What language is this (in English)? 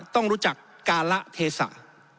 Thai